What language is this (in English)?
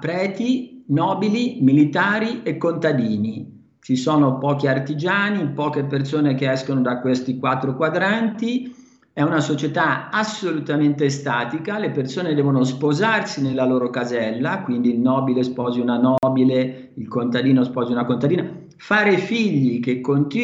Italian